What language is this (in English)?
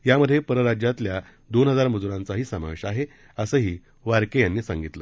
Marathi